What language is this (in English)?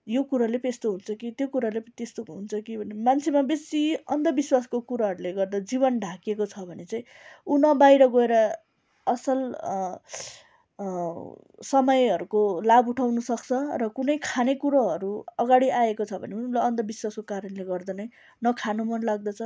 Nepali